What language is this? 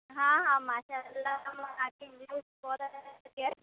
Urdu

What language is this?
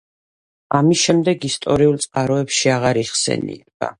Georgian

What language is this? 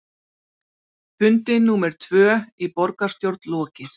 Icelandic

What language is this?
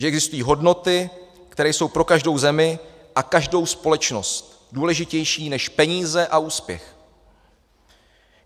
Czech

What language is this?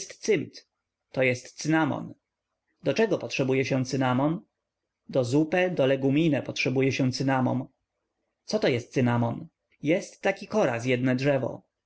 Polish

